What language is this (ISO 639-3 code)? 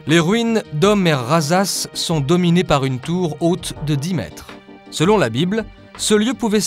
fra